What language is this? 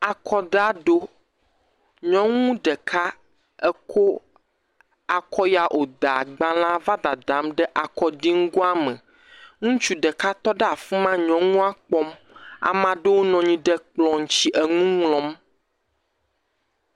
Ewe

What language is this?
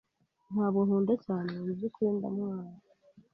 Kinyarwanda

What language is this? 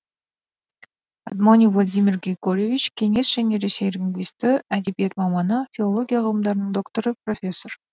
Kazakh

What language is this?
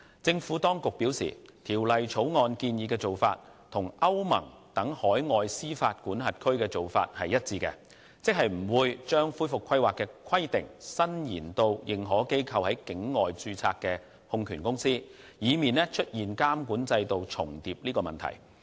Cantonese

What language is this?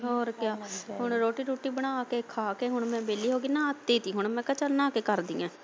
Punjabi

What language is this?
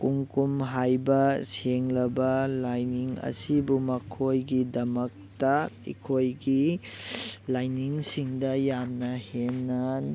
Manipuri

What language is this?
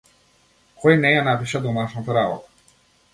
Macedonian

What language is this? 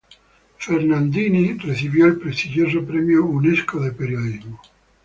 Spanish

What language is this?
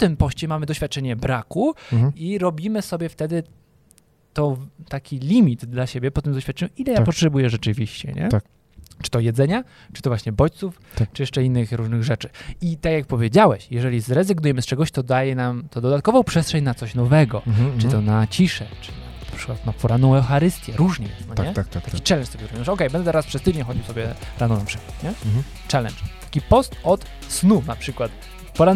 Polish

